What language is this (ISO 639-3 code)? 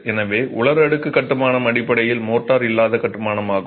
tam